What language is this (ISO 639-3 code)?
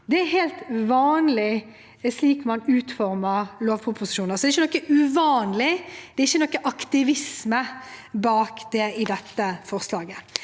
nor